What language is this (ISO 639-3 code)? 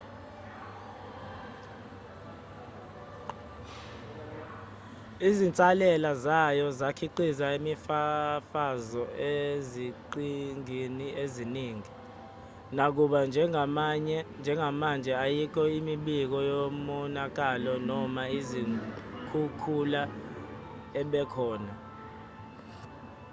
zul